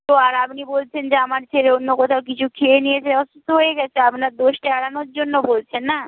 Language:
Bangla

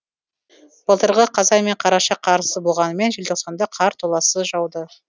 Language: Kazakh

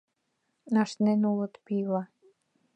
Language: Mari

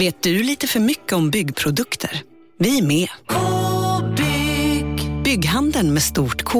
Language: Swedish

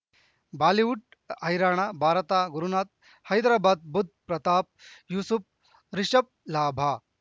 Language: Kannada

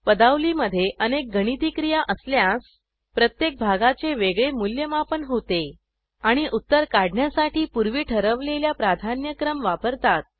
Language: Marathi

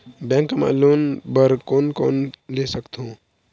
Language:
Chhattisgarhi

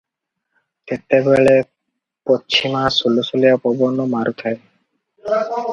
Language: Odia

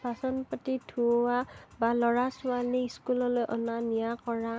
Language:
Assamese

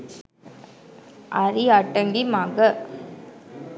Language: Sinhala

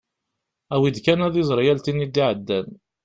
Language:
Kabyle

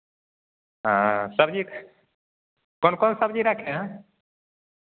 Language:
Maithili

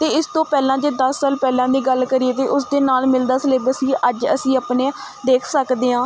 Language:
Punjabi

